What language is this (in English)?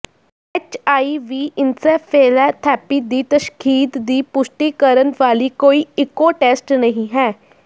Punjabi